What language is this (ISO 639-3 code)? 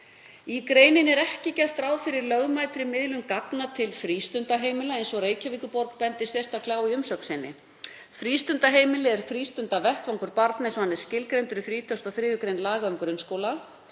isl